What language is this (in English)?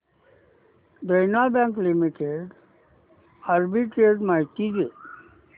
Marathi